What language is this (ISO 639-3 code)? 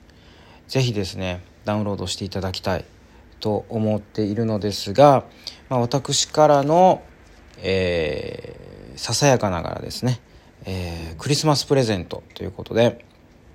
jpn